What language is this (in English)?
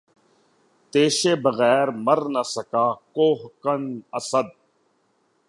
Urdu